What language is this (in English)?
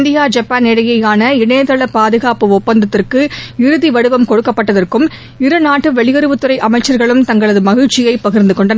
Tamil